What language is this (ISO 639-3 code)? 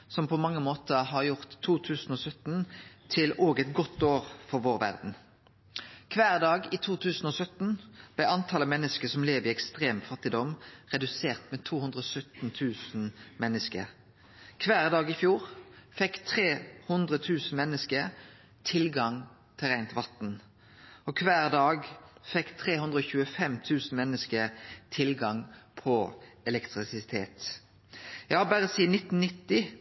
nno